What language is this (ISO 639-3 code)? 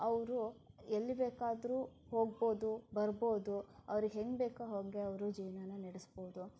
kan